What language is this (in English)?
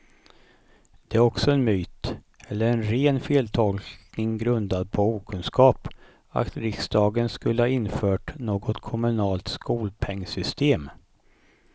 Swedish